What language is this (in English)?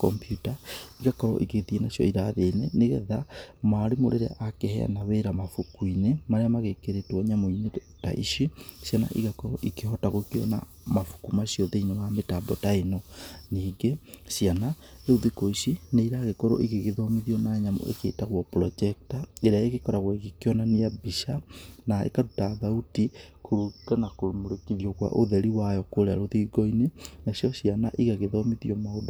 Kikuyu